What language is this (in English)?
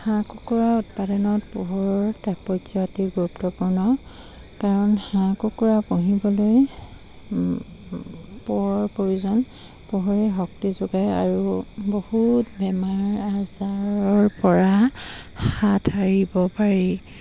Assamese